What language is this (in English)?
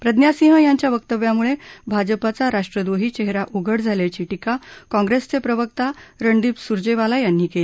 Marathi